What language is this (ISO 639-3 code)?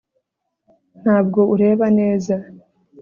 kin